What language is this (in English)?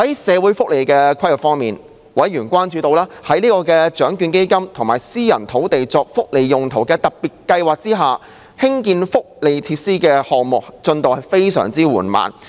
Cantonese